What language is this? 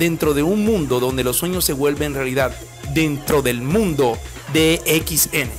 Spanish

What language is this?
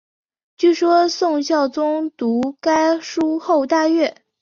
Chinese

